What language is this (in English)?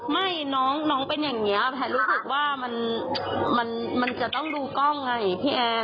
Thai